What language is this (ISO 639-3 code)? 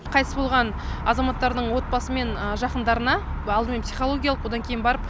kaz